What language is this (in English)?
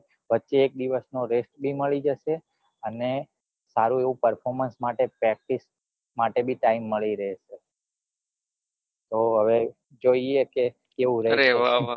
Gujarati